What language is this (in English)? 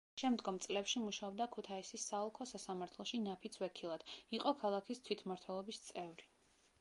Georgian